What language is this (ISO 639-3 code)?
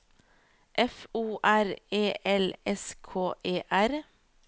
nor